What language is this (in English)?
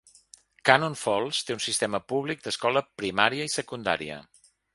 Catalan